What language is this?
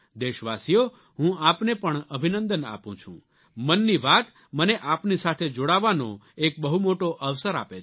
Gujarati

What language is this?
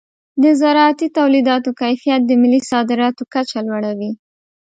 Pashto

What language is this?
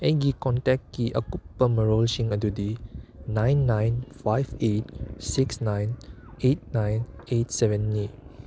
Manipuri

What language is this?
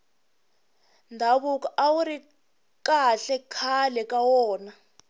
Tsonga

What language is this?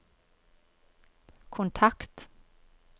Norwegian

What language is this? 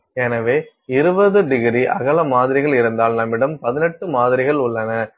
Tamil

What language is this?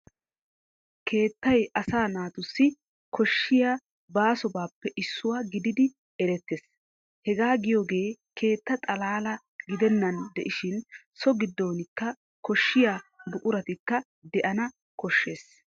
Wolaytta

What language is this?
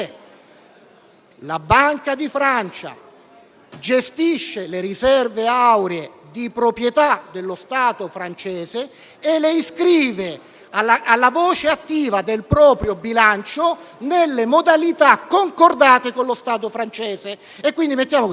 Italian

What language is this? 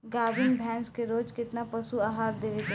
Bhojpuri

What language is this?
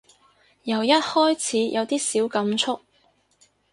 Cantonese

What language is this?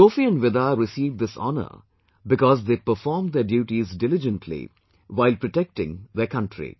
English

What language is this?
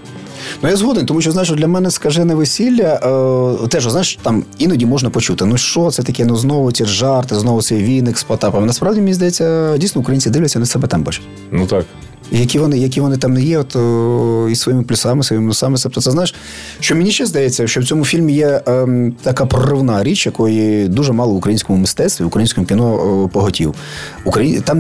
Ukrainian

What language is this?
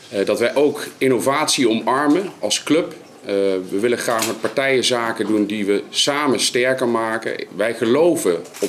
Dutch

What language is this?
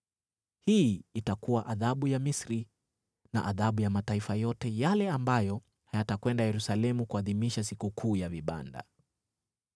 Swahili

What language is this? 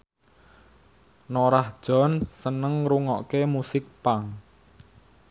Javanese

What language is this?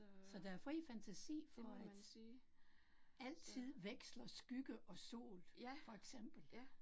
Danish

